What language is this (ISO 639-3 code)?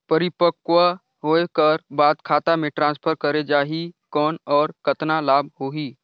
hne